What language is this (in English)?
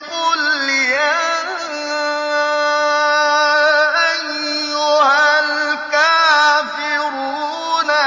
Arabic